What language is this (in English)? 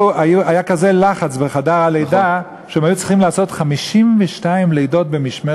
Hebrew